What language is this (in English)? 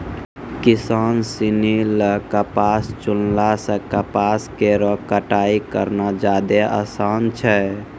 Maithili